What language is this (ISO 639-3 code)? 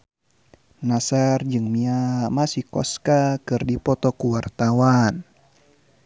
sun